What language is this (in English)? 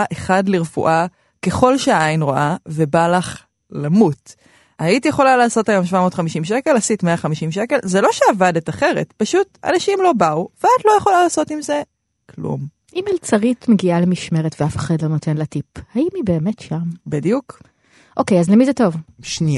Hebrew